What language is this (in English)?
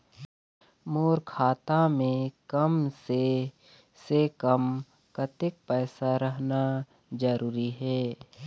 Chhattisgarhi